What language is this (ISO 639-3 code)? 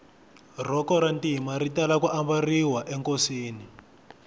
tso